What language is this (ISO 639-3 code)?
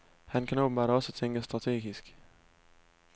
dan